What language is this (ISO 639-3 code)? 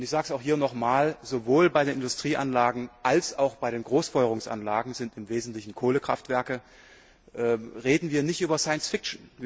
deu